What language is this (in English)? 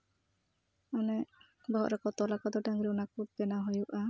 Santali